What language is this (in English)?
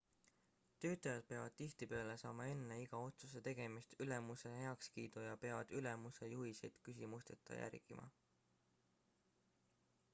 Estonian